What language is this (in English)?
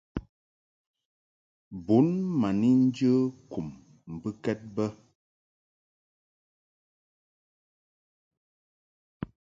Mungaka